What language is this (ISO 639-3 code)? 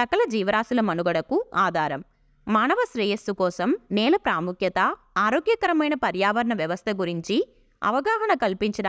tel